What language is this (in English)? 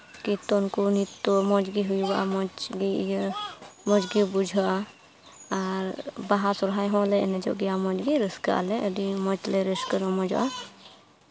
Santali